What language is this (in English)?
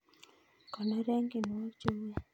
Kalenjin